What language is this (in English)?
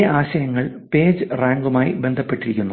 Malayalam